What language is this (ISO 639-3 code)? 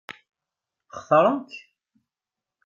kab